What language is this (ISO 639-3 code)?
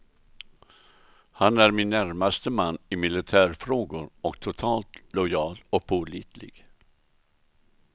swe